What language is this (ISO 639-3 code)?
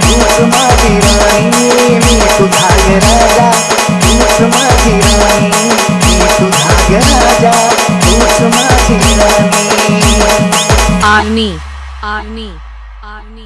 hrv